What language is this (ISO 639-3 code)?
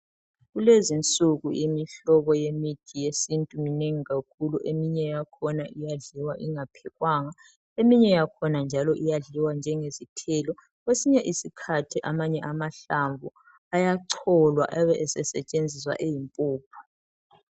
nde